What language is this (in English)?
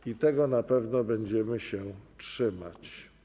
Polish